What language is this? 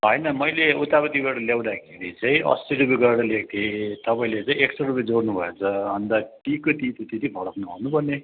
Nepali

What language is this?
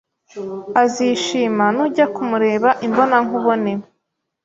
Kinyarwanda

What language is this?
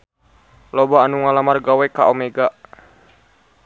Sundanese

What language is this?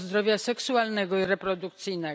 Polish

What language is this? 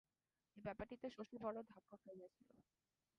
Bangla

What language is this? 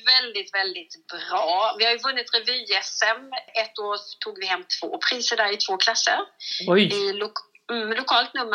Swedish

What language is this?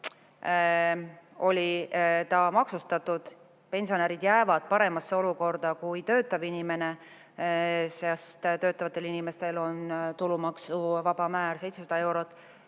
Estonian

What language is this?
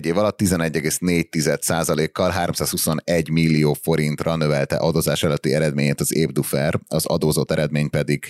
Hungarian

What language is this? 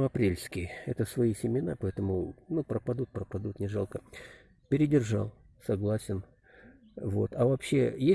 Russian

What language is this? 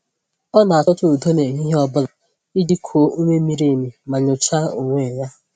Igbo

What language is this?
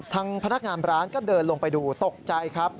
Thai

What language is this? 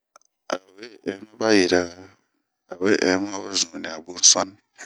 Bomu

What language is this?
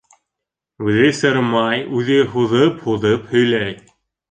Bashkir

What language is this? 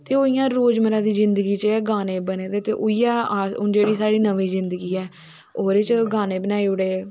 Dogri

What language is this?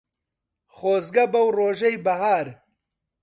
Central Kurdish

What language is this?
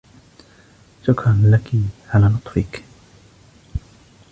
Arabic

